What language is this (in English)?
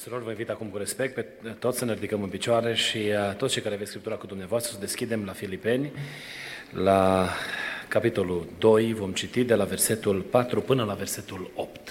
Romanian